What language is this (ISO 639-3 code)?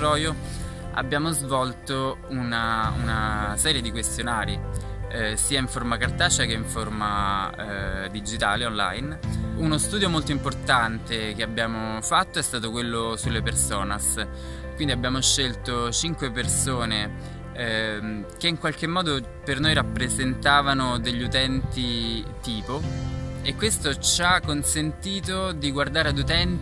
ita